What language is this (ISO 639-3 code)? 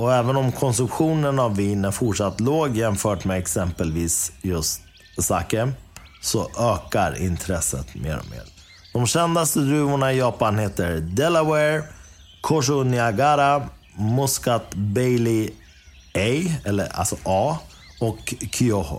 swe